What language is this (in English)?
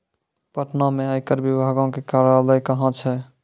Maithili